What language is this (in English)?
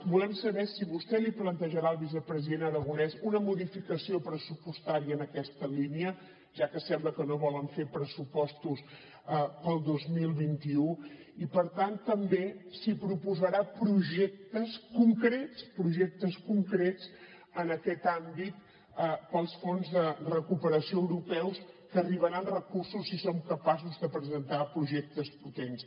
Catalan